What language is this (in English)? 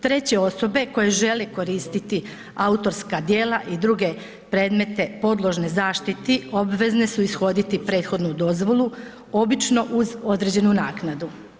Croatian